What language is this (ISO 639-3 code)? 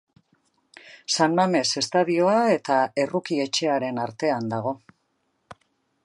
eus